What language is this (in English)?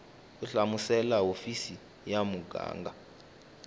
Tsonga